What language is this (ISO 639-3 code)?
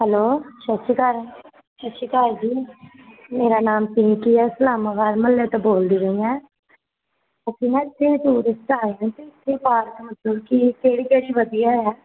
pan